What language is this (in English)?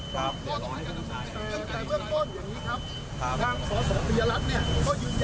Thai